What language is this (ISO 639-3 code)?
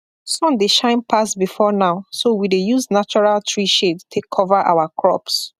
pcm